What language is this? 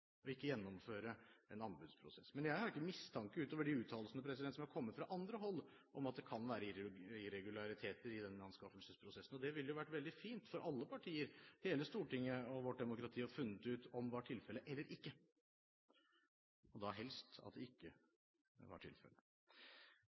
Norwegian Bokmål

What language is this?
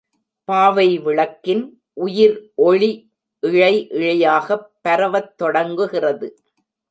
Tamil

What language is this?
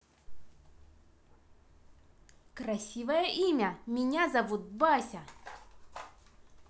Russian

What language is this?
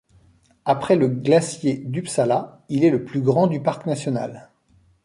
French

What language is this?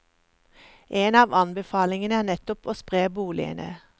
Norwegian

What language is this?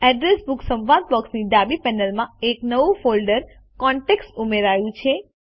Gujarati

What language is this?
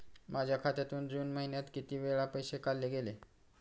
Marathi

